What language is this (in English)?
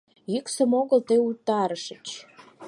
Mari